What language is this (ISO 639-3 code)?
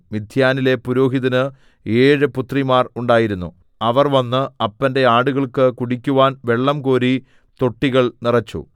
mal